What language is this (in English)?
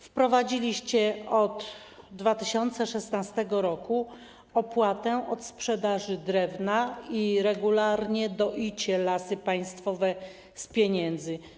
Polish